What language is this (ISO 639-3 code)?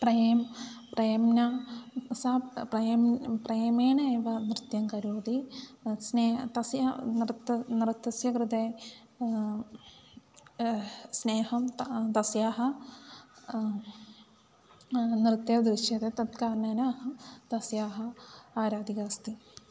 san